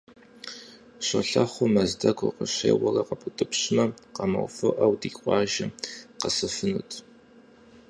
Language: Kabardian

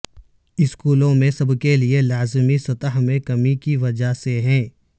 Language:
Urdu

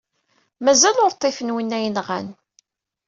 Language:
Kabyle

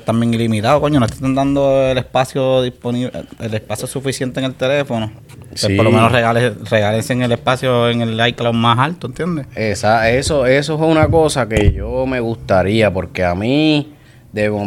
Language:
Spanish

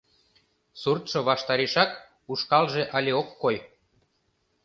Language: Mari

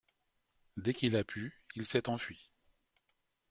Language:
French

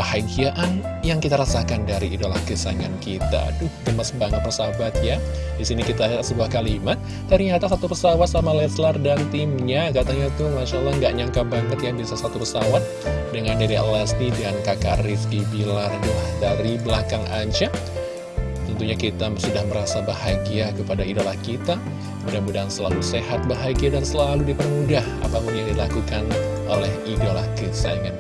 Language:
Indonesian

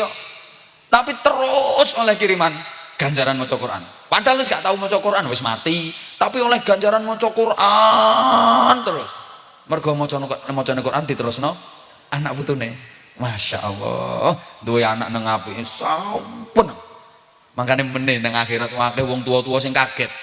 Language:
Indonesian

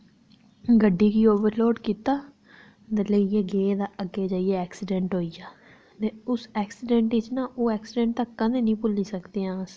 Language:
Dogri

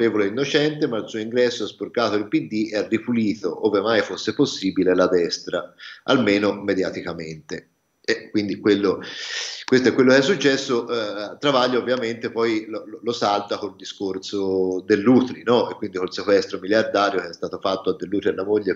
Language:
Italian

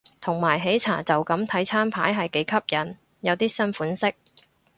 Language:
Cantonese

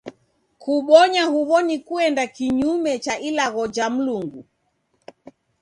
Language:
Taita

